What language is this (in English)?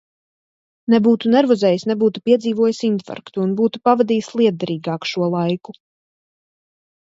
Latvian